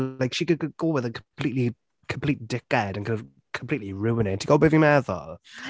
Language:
Welsh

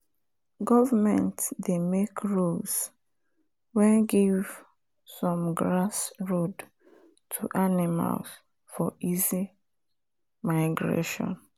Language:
Nigerian Pidgin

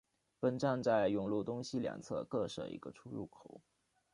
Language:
Chinese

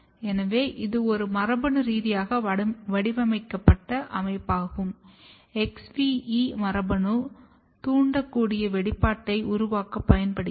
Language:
Tamil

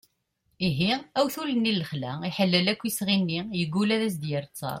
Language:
Kabyle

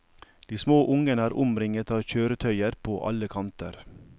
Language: Norwegian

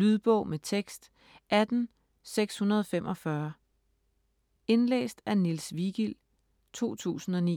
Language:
Danish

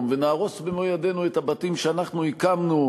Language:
Hebrew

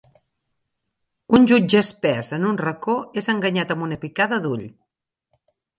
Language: Catalan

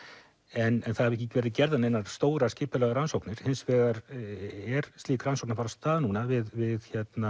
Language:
Icelandic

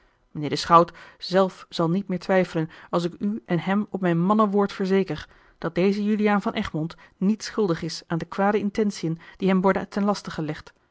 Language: Dutch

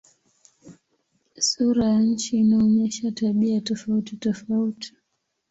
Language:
Swahili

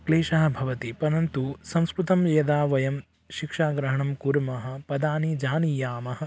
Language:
Sanskrit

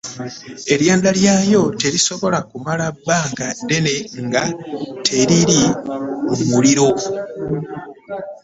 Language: Ganda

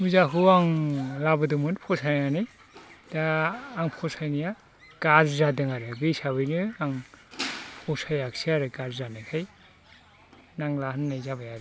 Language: Bodo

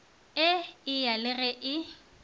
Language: Northern Sotho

